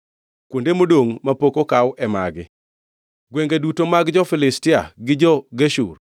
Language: Luo (Kenya and Tanzania)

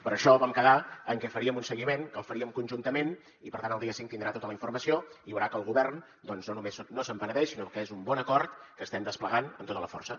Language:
Catalan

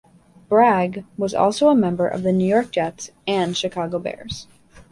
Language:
English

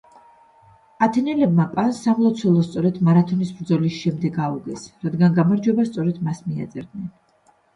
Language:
Georgian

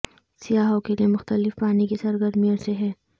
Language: Urdu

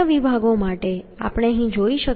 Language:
Gujarati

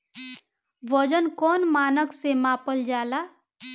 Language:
Bhojpuri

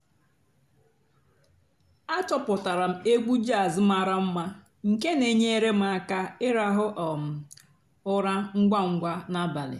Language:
Igbo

